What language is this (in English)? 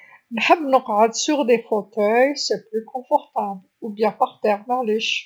Algerian Arabic